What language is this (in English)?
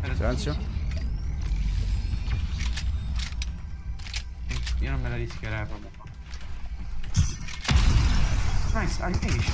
Italian